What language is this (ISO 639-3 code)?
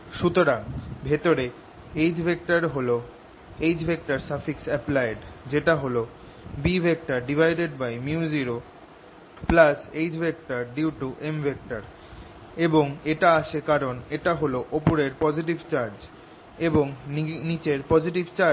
ben